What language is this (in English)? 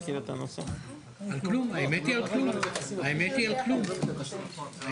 Hebrew